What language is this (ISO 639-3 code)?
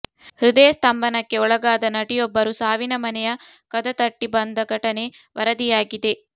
kan